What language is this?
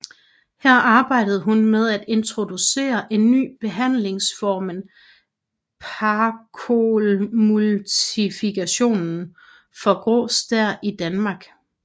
Danish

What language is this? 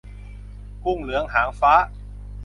Thai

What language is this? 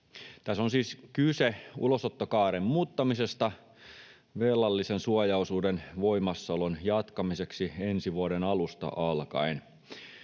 Finnish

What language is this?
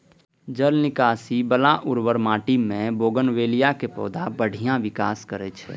Maithili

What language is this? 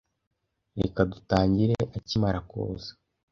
Kinyarwanda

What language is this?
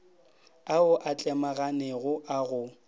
Northern Sotho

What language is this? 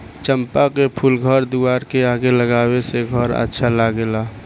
Bhojpuri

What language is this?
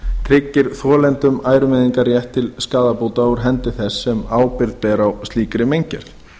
Icelandic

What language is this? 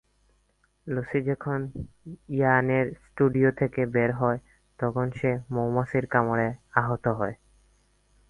Bangla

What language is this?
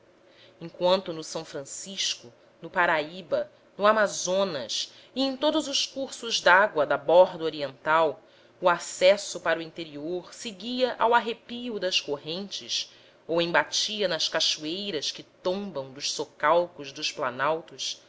Portuguese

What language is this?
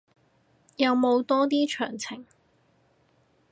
Cantonese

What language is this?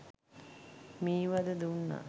Sinhala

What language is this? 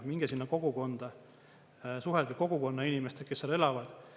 Estonian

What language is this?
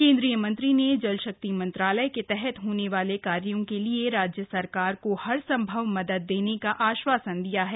Hindi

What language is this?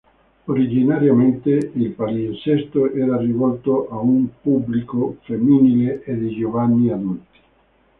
Italian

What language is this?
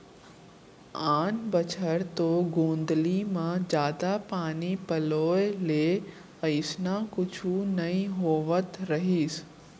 Chhattisgarhi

